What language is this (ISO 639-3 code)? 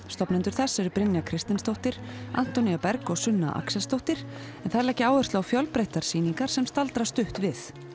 isl